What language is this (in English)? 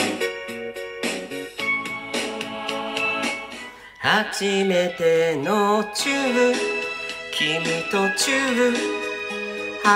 Japanese